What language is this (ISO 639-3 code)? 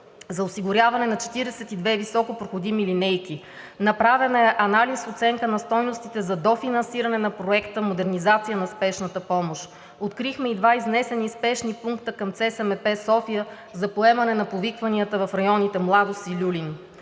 bul